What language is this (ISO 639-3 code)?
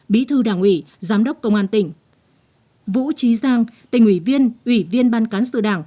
vie